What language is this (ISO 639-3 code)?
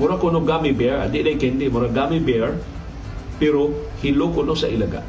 fil